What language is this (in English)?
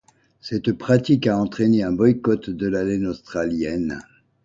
French